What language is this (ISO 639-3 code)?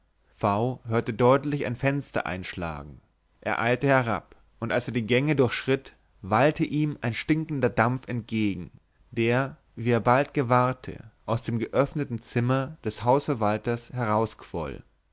deu